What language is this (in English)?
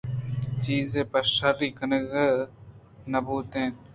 Eastern Balochi